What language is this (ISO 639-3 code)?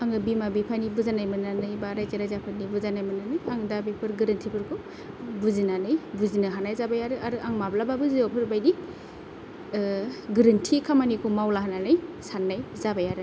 brx